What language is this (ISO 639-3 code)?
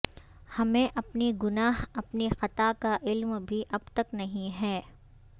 urd